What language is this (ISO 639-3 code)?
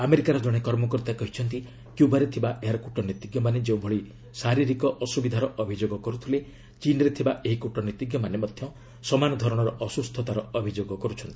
ori